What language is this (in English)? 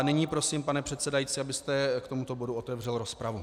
Czech